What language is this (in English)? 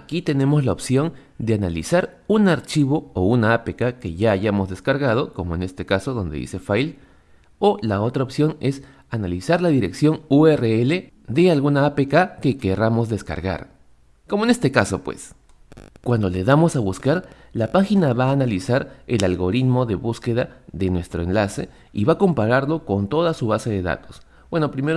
Spanish